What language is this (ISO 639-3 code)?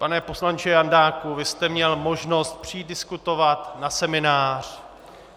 ces